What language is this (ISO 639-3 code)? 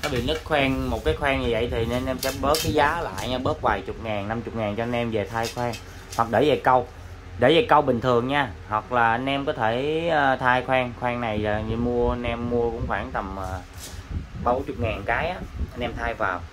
vie